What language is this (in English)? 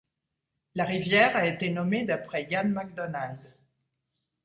French